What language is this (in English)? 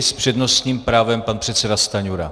Czech